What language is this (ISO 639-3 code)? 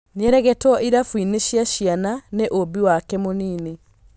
kik